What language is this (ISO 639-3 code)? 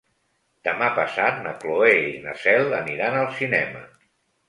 cat